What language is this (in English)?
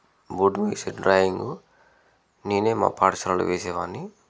Telugu